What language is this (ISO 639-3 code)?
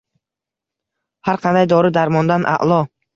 uzb